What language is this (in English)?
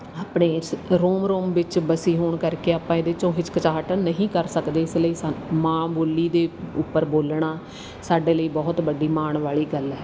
Punjabi